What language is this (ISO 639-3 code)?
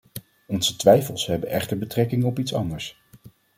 nld